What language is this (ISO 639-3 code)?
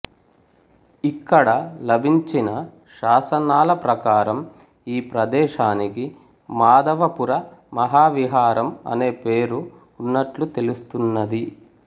tel